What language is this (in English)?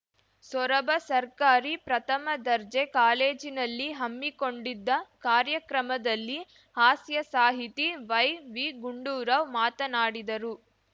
Kannada